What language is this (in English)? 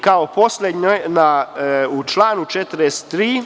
Serbian